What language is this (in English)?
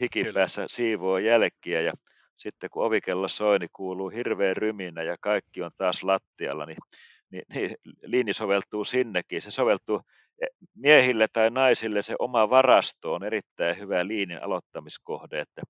Finnish